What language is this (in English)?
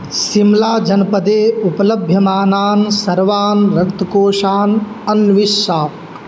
Sanskrit